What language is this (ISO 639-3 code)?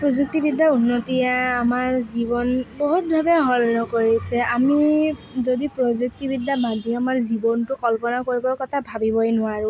asm